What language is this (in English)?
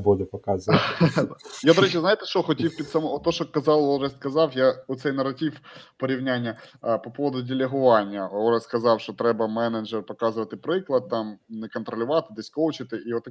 Ukrainian